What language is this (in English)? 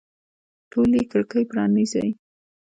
Pashto